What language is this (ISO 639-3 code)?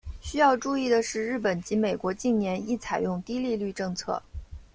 zho